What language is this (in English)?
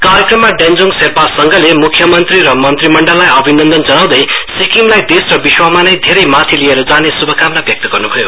Nepali